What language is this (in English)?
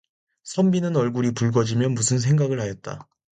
Korean